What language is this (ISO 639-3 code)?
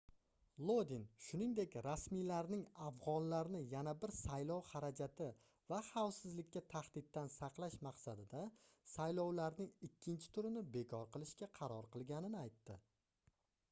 uzb